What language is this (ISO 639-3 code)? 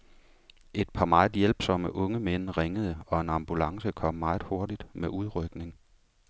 dan